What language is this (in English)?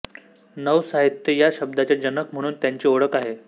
Marathi